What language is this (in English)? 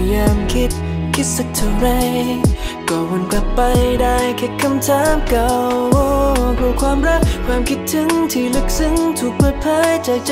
Thai